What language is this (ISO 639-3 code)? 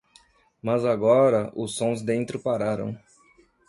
por